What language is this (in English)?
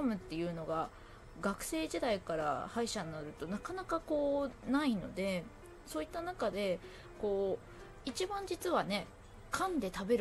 Japanese